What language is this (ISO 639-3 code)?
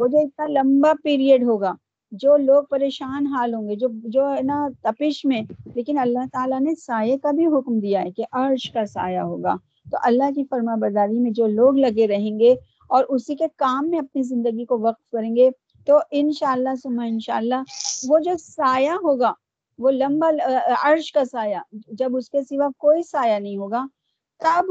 urd